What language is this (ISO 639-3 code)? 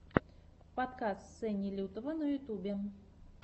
rus